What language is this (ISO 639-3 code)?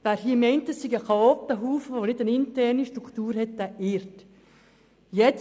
gsw